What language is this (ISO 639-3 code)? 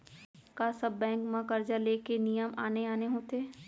hne